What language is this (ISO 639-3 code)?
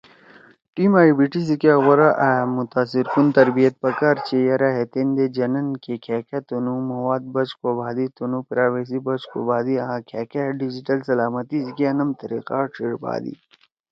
trw